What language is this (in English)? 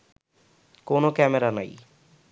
Bangla